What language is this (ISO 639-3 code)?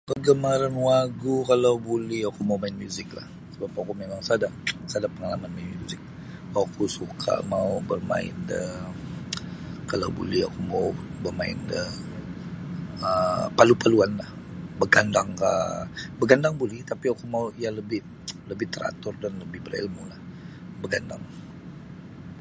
bsy